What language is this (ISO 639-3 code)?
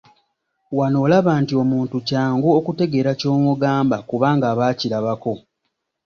lug